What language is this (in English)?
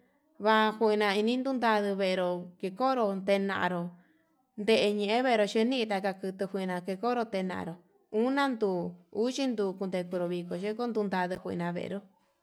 Yutanduchi Mixtec